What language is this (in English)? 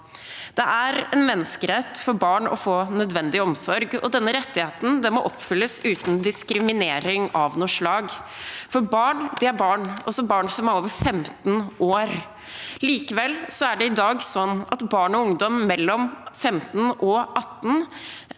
Norwegian